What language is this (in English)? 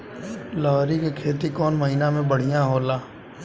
Bhojpuri